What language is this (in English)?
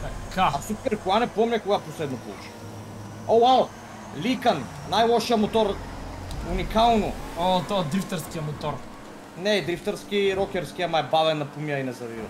Bulgarian